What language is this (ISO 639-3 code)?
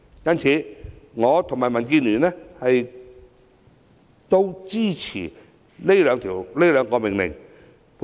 yue